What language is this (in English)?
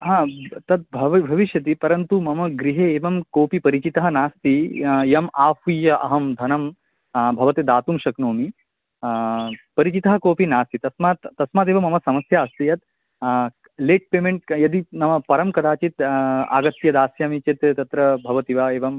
Sanskrit